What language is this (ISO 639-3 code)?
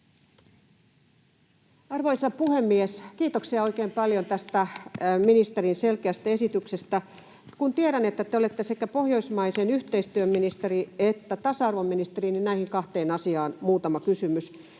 fin